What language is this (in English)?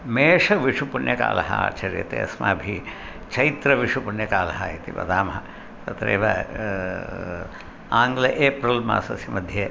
Sanskrit